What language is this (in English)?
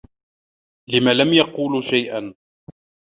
Arabic